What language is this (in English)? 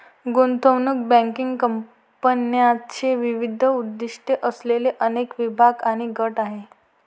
Marathi